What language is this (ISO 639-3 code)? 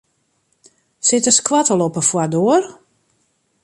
fry